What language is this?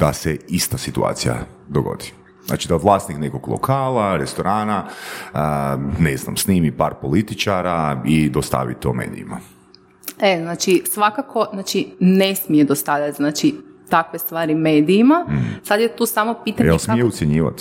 Croatian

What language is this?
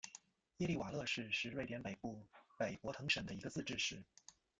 Chinese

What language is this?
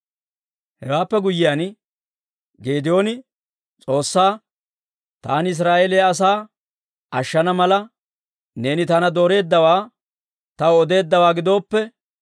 Dawro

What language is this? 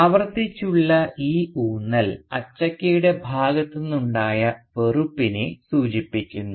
Malayalam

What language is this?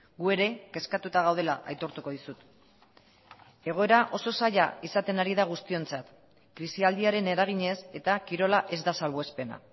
Basque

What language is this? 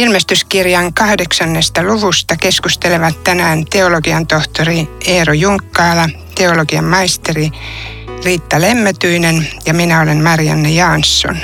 Finnish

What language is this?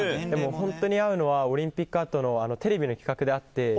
Japanese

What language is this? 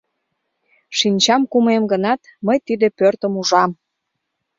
Mari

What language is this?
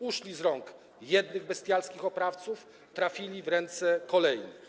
Polish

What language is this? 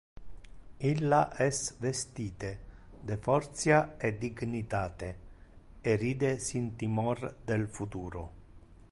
Interlingua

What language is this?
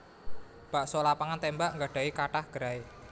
Javanese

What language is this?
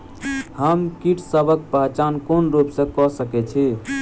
Maithili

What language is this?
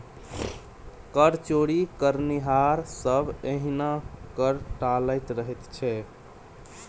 Maithili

